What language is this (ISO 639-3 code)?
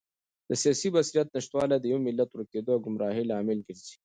pus